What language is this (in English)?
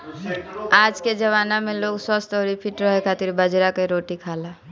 Bhojpuri